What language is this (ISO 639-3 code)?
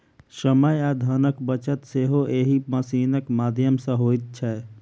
mai